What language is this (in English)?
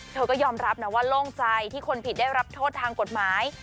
Thai